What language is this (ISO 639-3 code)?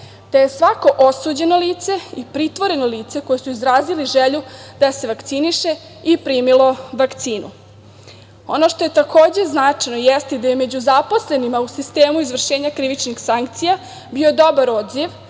srp